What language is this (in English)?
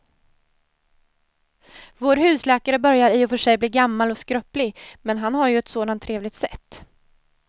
Swedish